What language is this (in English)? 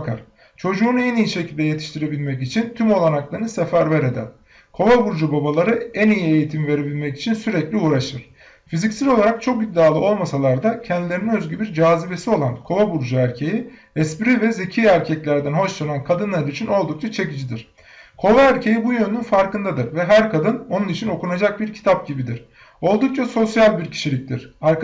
Turkish